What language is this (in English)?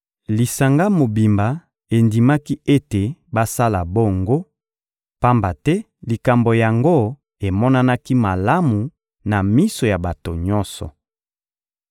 Lingala